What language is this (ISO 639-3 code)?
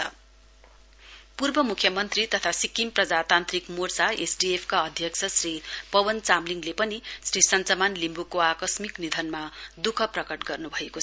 nep